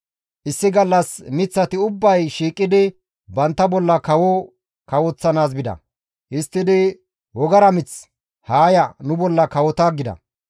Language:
Gamo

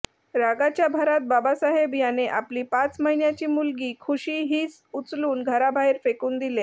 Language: Marathi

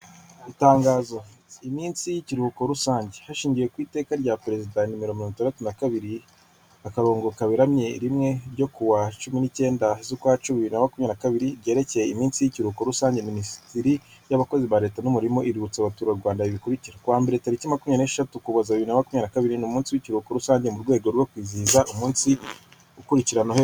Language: Kinyarwanda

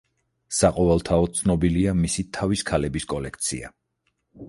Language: Georgian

